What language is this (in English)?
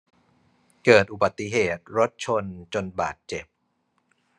Thai